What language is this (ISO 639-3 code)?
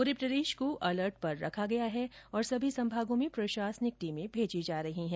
hin